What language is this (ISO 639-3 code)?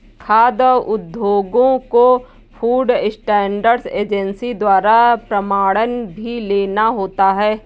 hin